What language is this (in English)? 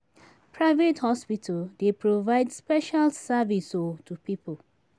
Nigerian Pidgin